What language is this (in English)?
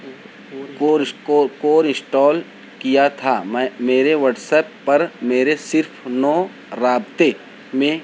Urdu